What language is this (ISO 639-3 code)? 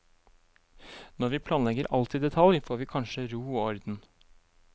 nor